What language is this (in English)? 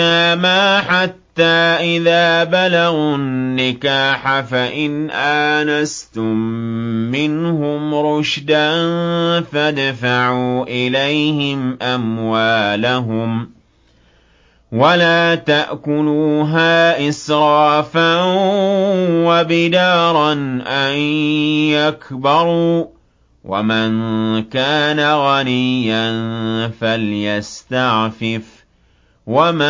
Arabic